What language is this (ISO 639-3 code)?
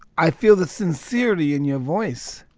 eng